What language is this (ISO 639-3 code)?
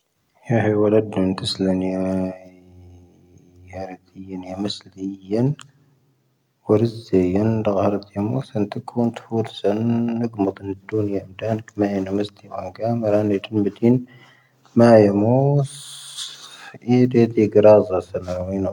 thv